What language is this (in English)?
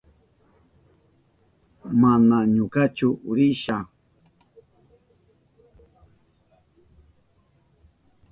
Southern Pastaza Quechua